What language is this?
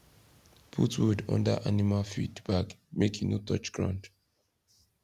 Nigerian Pidgin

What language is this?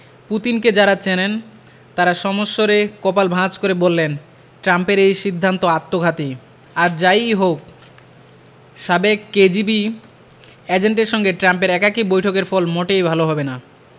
Bangla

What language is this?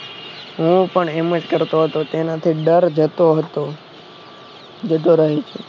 Gujarati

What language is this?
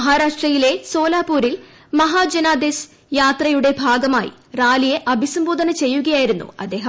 Malayalam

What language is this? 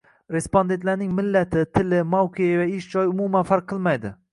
Uzbek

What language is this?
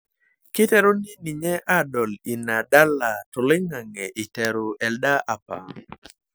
Masai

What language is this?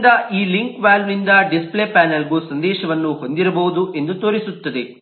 Kannada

